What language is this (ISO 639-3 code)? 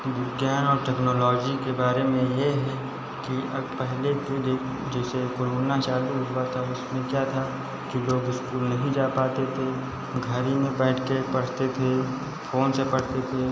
hin